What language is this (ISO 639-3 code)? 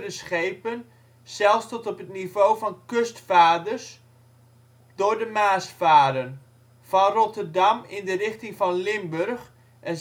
nld